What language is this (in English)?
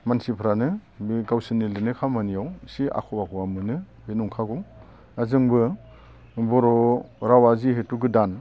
Bodo